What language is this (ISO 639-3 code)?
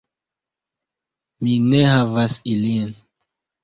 epo